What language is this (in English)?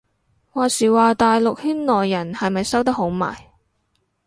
Cantonese